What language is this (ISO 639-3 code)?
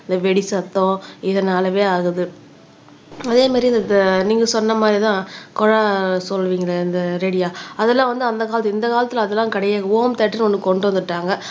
tam